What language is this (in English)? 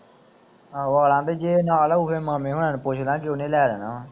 Punjabi